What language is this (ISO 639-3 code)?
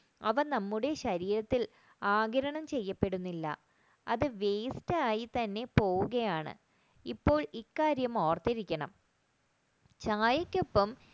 mal